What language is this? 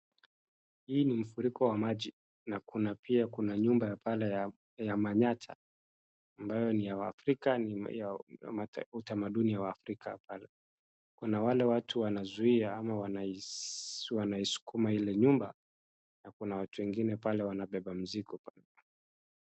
Swahili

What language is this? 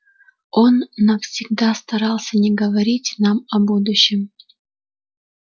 Russian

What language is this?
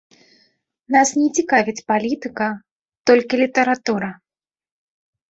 Belarusian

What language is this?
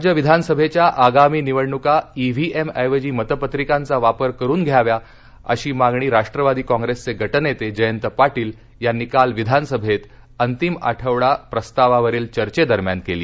Marathi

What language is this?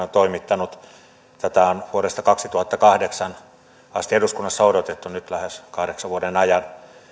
Finnish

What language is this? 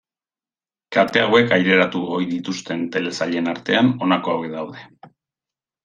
Basque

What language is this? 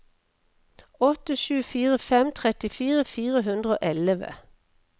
Norwegian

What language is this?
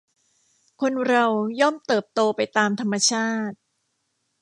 Thai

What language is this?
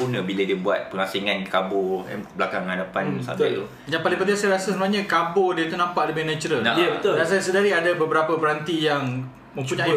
Malay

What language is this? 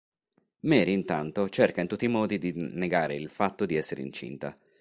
Italian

